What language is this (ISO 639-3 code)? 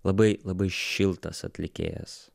lit